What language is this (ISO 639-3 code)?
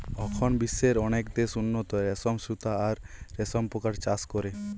ben